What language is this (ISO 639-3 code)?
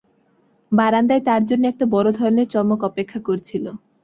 ben